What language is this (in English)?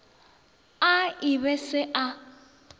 Northern Sotho